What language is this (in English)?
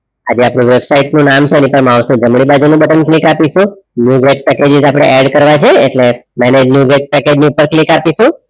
Gujarati